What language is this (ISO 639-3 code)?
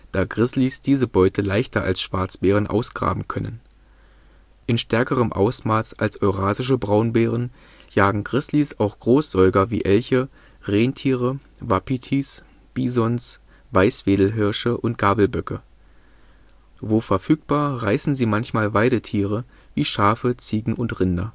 deu